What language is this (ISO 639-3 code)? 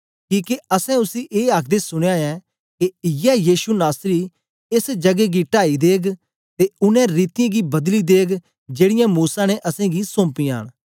doi